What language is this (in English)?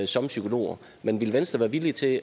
Danish